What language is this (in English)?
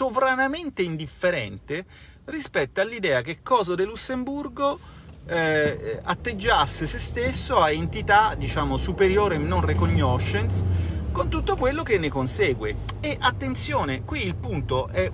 Italian